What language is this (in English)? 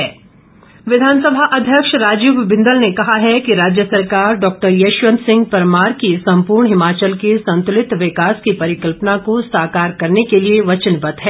Hindi